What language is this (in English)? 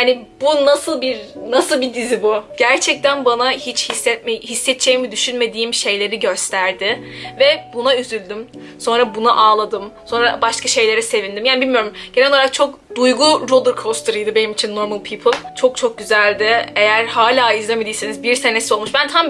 Turkish